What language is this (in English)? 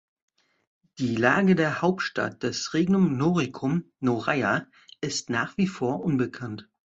German